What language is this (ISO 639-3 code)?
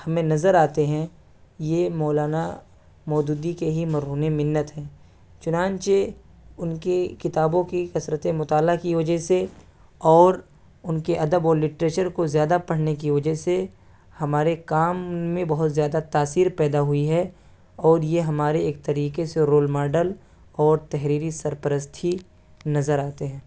urd